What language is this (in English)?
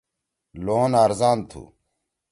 Torwali